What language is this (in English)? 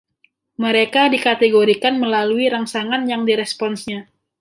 Indonesian